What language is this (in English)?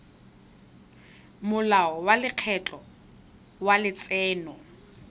Tswana